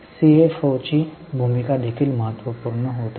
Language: Marathi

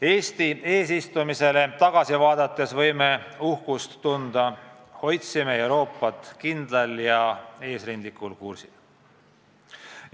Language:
Estonian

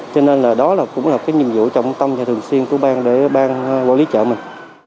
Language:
Vietnamese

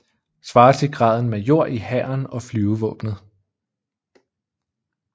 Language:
Danish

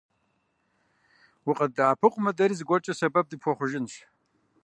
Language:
Kabardian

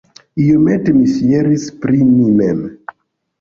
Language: Esperanto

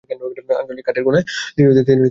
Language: Bangla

